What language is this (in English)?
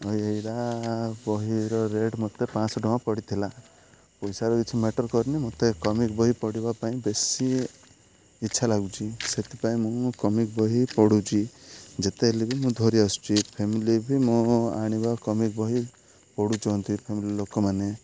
Odia